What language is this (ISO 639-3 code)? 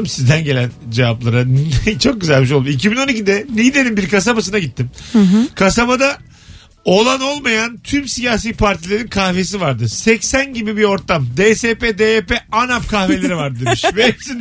tur